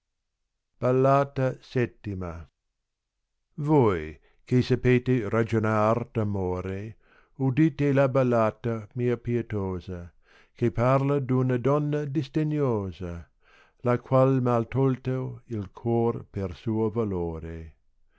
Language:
Italian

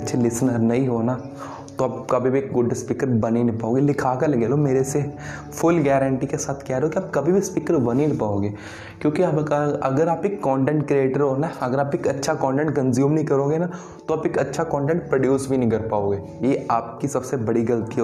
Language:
Hindi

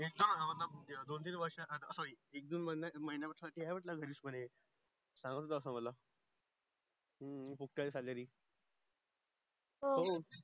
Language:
Marathi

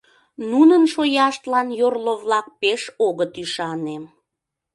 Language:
Mari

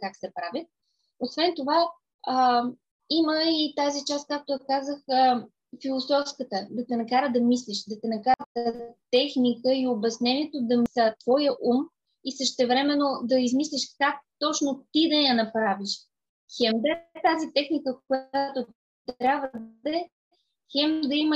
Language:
Bulgarian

